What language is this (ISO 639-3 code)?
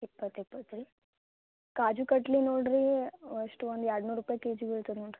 kan